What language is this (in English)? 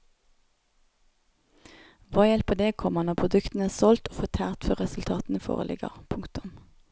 Norwegian